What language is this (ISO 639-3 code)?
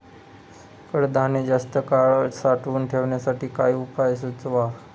mar